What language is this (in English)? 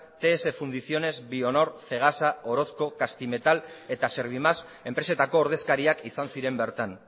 Basque